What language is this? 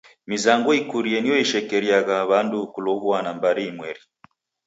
Taita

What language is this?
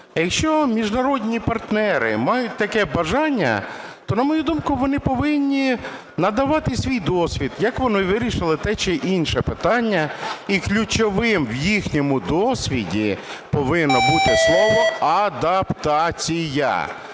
Ukrainian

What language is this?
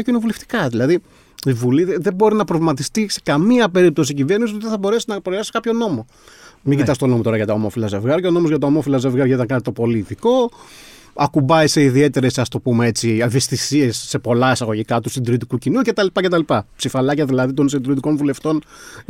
Greek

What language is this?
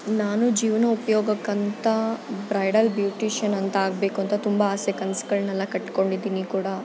Kannada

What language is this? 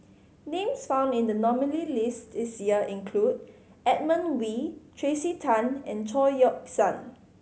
English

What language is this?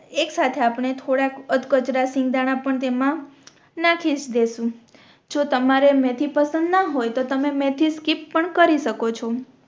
Gujarati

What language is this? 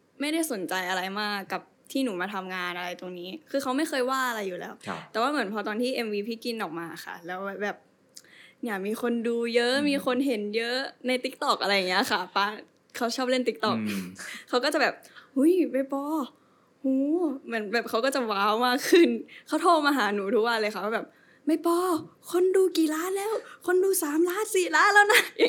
Thai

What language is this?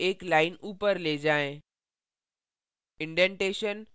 Hindi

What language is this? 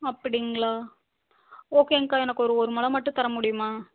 Tamil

